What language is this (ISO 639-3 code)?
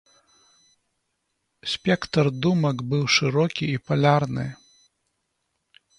bel